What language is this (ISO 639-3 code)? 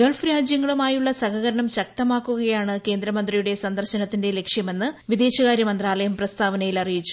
mal